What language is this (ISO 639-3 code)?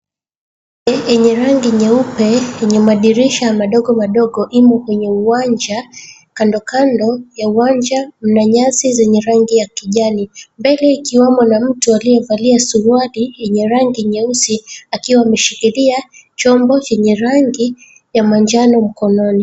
swa